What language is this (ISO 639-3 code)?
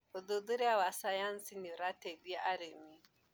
kik